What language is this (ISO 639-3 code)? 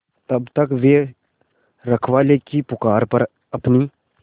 hin